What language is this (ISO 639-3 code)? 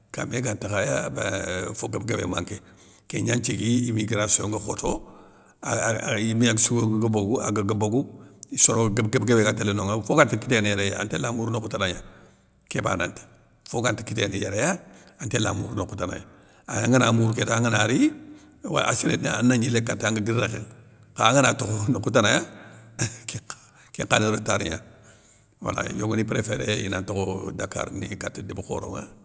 snk